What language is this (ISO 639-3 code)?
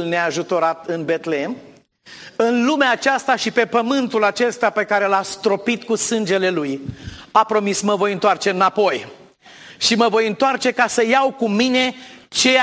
ron